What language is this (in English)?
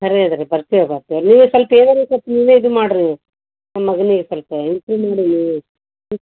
Kannada